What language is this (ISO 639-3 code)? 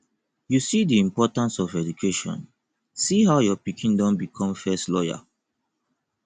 pcm